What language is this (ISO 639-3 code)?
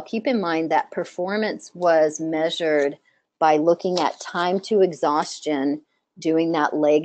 eng